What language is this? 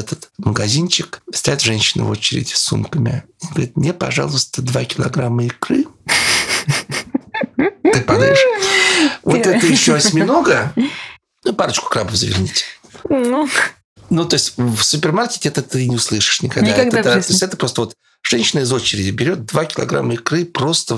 Russian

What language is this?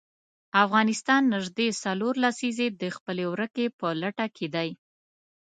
Pashto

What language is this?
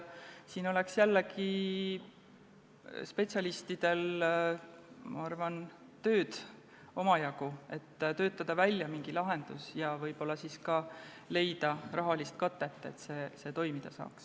Estonian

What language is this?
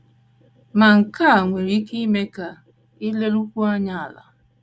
Igbo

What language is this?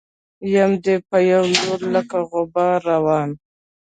Pashto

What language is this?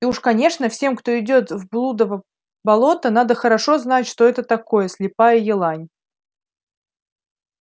Russian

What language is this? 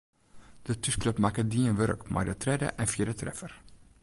Western Frisian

